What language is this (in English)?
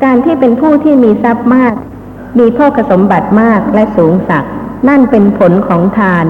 Thai